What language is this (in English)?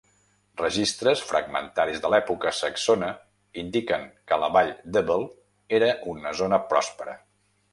Catalan